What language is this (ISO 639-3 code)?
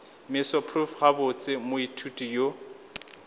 nso